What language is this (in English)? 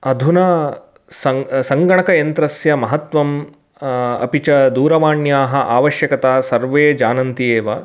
Sanskrit